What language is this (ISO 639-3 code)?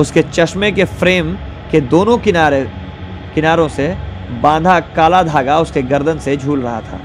hin